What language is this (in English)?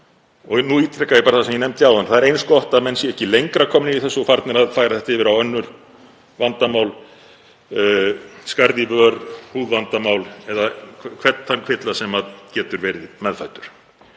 Icelandic